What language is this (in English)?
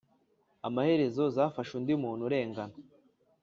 Kinyarwanda